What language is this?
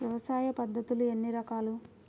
Telugu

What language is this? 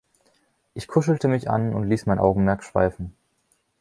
German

